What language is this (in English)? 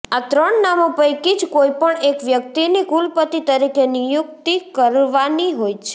Gujarati